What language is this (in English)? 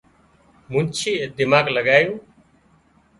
Wadiyara Koli